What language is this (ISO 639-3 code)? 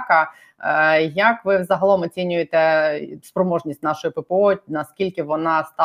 ukr